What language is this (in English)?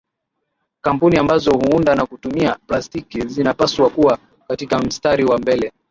Swahili